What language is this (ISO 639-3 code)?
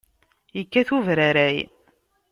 kab